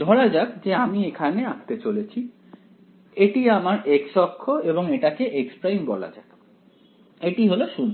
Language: Bangla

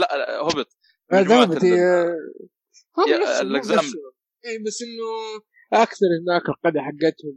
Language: Arabic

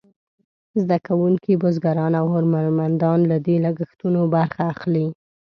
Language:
Pashto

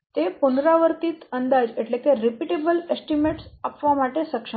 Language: Gujarati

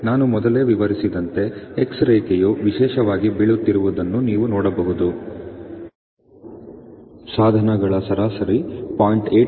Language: Kannada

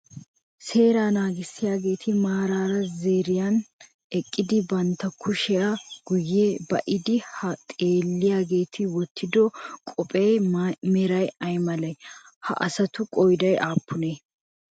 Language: Wolaytta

